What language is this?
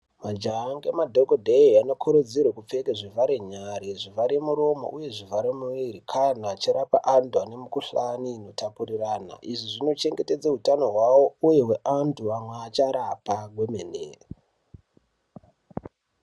Ndau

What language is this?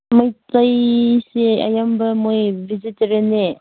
Manipuri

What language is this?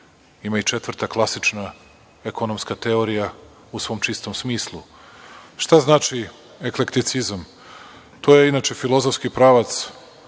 Serbian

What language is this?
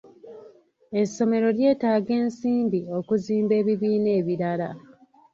Ganda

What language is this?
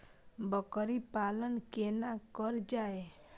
Maithili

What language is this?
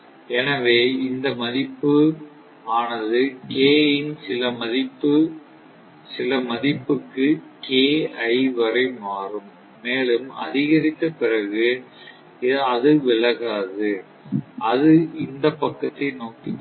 Tamil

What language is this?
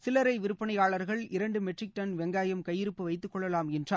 Tamil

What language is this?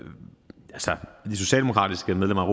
Danish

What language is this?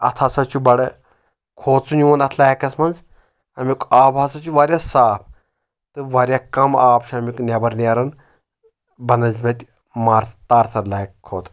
Kashmiri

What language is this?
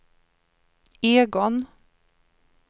Swedish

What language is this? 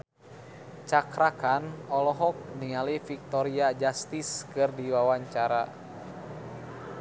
Sundanese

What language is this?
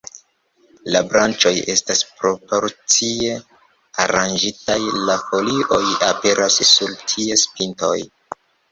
Esperanto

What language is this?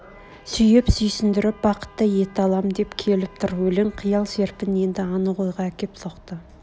Kazakh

